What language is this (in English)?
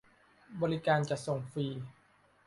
Thai